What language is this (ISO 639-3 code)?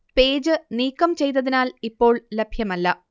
mal